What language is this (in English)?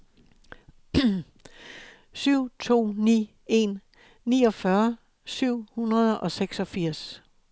Danish